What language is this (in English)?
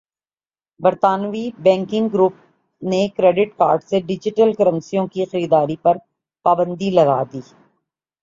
Urdu